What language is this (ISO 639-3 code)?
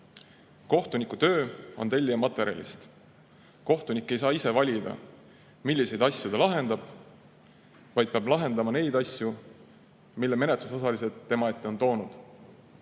est